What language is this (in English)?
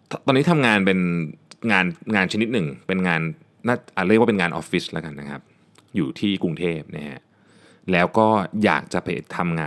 Thai